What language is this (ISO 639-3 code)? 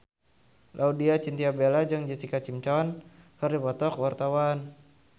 sun